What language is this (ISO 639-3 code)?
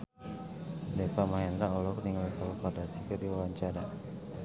sun